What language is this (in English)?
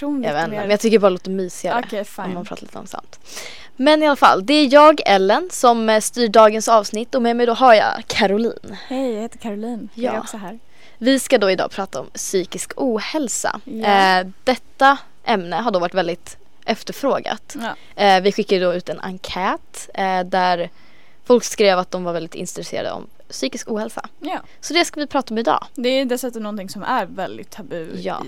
Swedish